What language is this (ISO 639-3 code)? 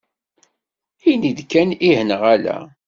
kab